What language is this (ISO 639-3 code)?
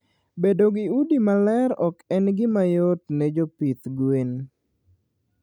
luo